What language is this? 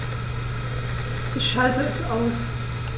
German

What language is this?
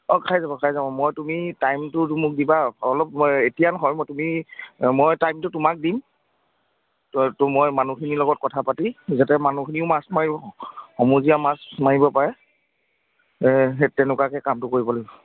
Assamese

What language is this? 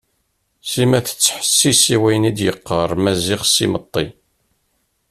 Kabyle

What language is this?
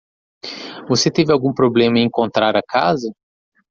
Portuguese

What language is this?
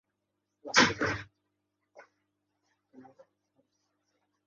Uzbek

